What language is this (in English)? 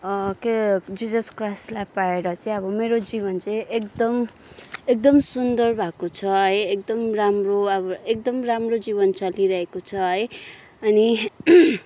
Nepali